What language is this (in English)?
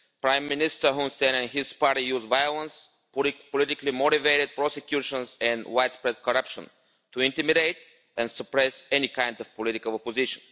English